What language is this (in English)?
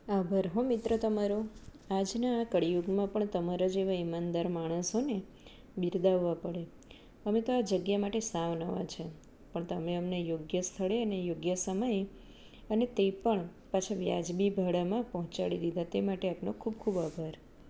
Gujarati